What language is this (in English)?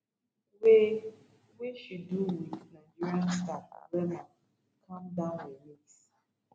Nigerian Pidgin